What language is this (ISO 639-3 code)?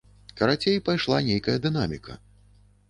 bel